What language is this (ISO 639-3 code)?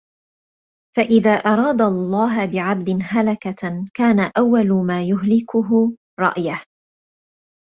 ara